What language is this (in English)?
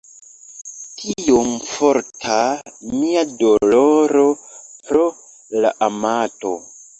Esperanto